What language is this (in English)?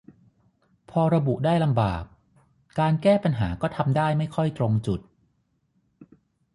Thai